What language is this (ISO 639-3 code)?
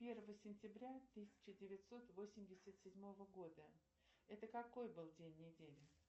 rus